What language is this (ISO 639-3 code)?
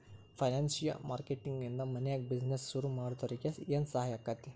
kan